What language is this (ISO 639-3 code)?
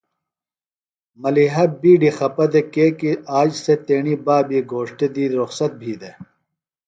phl